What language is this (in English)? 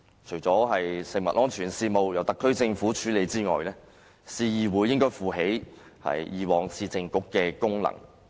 Cantonese